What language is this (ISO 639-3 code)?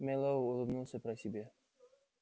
rus